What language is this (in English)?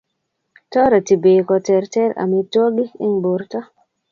Kalenjin